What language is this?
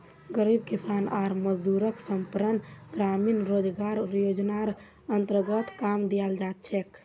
Magahi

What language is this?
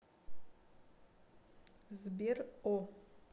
Russian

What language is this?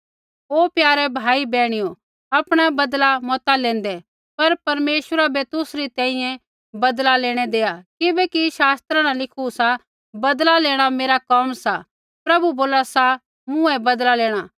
Kullu Pahari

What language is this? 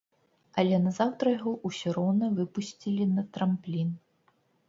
Belarusian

